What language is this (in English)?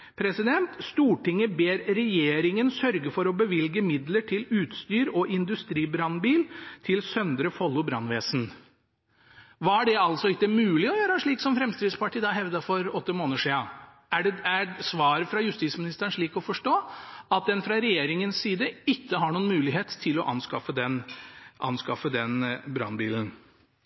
Norwegian Bokmål